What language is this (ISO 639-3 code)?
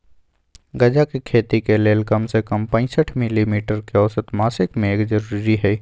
mag